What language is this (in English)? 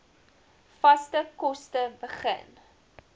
Afrikaans